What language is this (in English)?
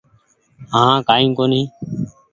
Goaria